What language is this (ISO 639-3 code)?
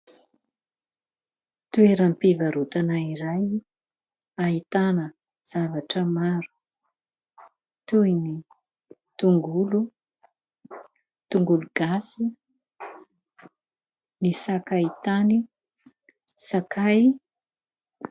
mlg